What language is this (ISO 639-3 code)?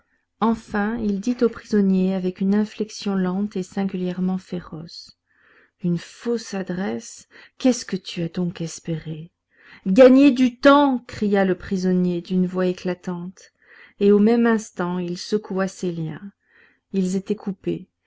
fra